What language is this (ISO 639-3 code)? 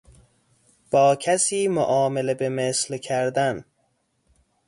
fas